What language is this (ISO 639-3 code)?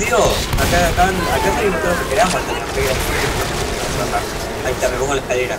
spa